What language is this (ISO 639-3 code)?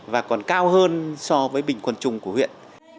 vie